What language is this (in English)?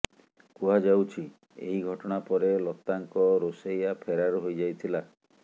Odia